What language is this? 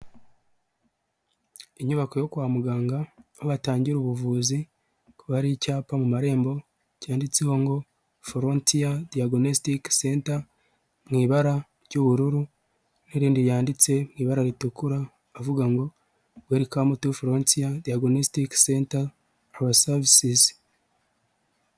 Kinyarwanda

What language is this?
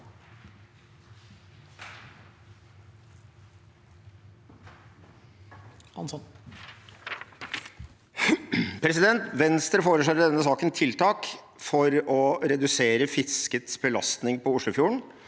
Norwegian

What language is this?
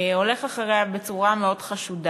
Hebrew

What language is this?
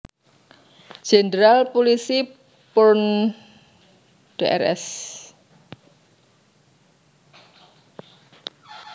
Javanese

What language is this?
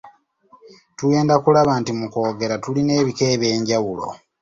Ganda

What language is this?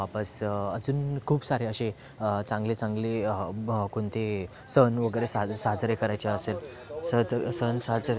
Marathi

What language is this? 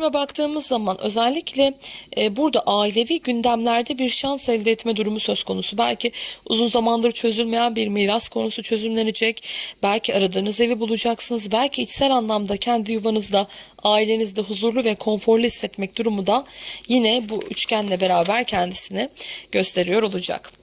Turkish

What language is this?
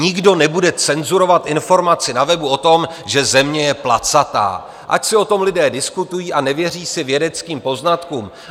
Czech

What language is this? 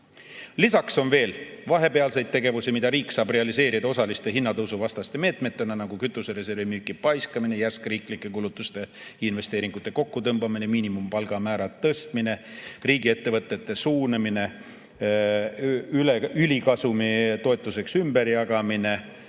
Estonian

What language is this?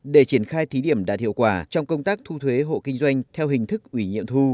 Vietnamese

